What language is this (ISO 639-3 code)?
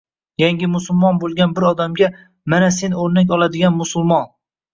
uzb